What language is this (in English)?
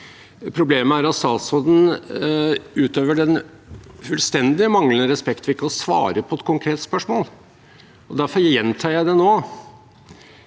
Norwegian